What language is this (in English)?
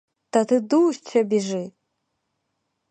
Ukrainian